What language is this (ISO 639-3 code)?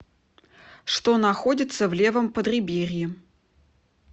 rus